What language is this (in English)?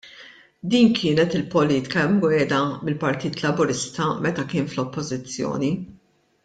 Maltese